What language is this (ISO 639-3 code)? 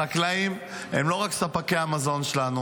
heb